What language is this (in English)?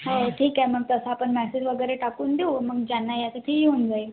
Marathi